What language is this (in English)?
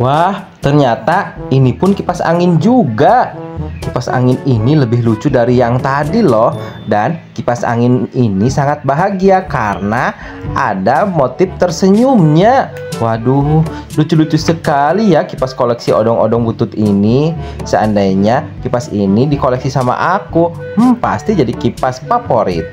Indonesian